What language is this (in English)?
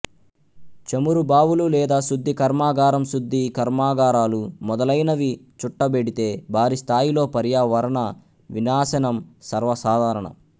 Telugu